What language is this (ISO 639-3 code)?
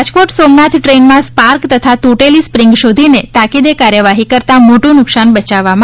guj